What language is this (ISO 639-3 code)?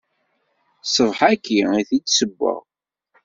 kab